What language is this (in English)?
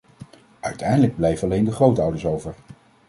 Dutch